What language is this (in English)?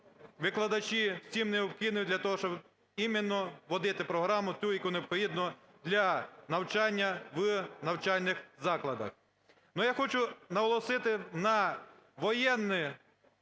Ukrainian